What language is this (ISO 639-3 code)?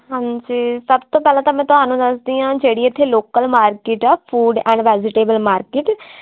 pan